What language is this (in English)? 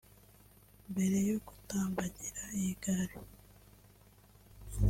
Kinyarwanda